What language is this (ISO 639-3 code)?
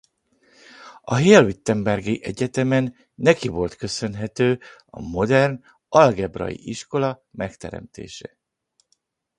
hun